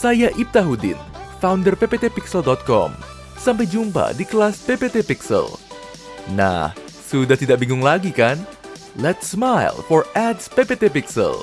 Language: Indonesian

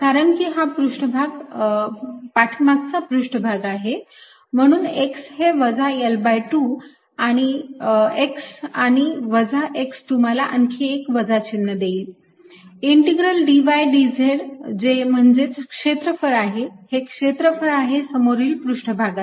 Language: Marathi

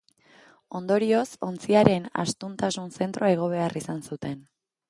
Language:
Basque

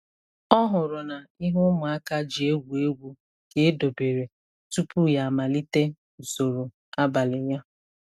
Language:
Igbo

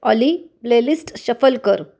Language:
Marathi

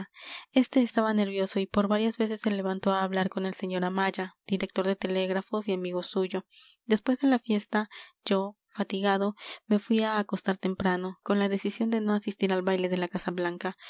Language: Spanish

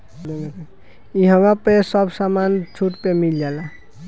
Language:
Bhojpuri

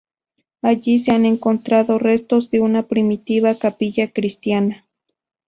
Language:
Spanish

